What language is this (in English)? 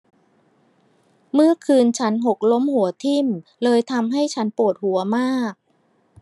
Thai